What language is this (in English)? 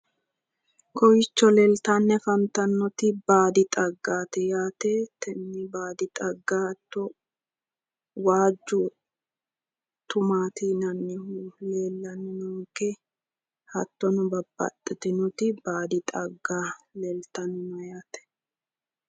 Sidamo